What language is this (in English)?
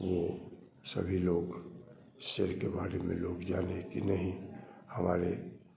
Hindi